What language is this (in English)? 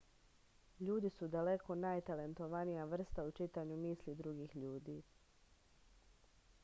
Serbian